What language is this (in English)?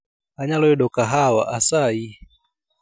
Luo (Kenya and Tanzania)